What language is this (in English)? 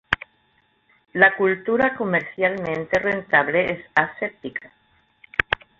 Spanish